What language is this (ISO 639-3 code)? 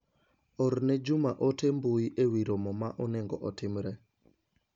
luo